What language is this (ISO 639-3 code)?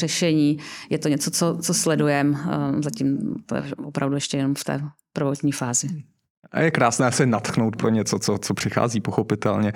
ces